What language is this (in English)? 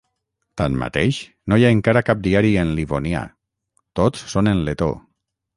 Catalan